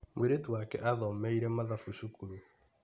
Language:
Kikuyu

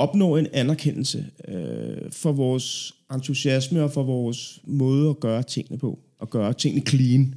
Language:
Danish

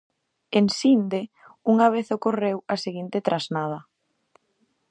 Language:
Galician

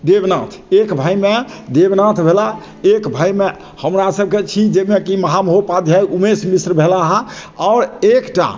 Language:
Maithili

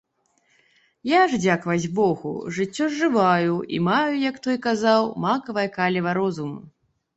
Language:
Belarusian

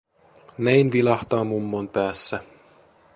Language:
Finnish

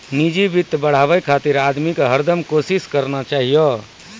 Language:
Maithili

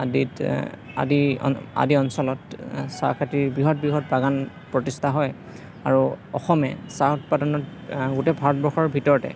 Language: Assamese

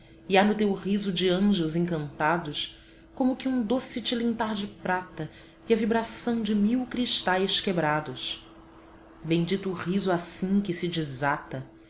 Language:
Portuguese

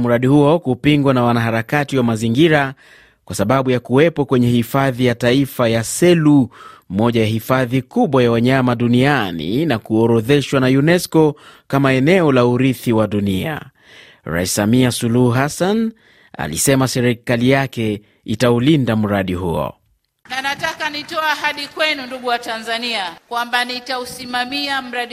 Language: Swahili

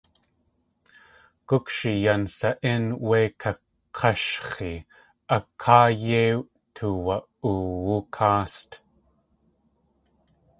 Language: Tlingit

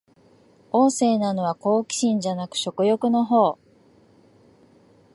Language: Japanese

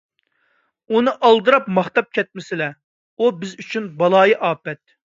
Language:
Uyghur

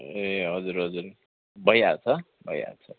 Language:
Nepali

